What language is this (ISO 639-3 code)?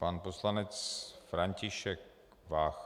ces